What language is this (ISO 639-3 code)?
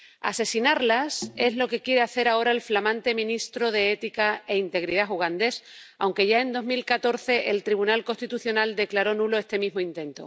spa